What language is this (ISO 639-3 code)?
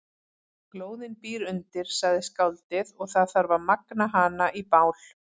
isl